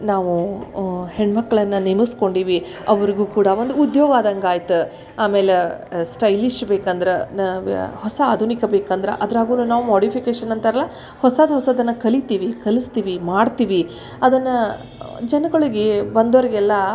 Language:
Kannada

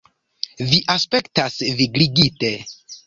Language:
Esperanto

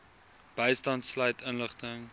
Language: Afrikaans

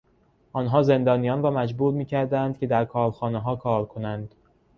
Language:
Persian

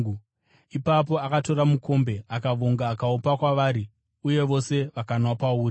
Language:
Shona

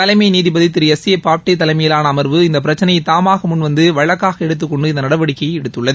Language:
Tamil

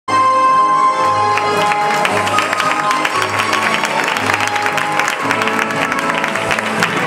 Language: Greek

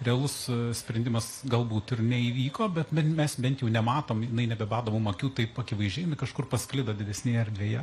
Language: Lithuanian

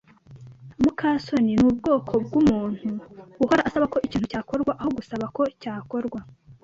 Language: Kinyarwanda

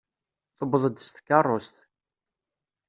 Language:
Kabyle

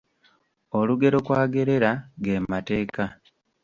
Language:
Ganda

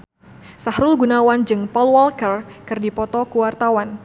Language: Sundanese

